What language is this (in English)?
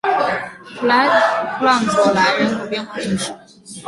Chinese